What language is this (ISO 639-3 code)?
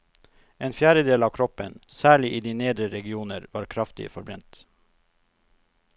nor